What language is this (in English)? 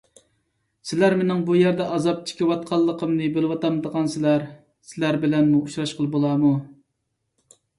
Uyghur